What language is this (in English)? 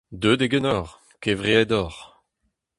Breton